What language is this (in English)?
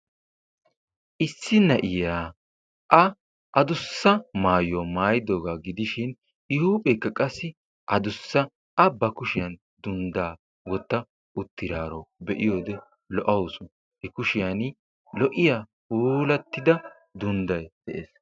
Wolaytta